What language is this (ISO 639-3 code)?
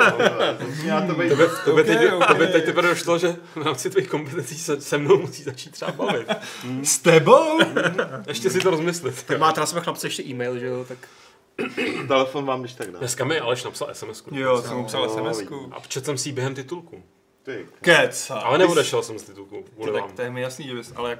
ces